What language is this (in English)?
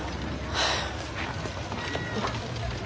Japanese